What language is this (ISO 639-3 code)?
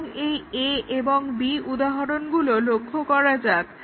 ben